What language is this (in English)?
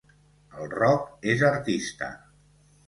Catalan